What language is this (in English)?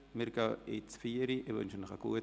Swiss German